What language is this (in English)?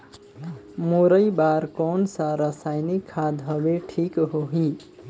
Chhattisgarhi